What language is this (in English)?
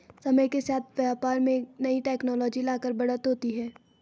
Hindi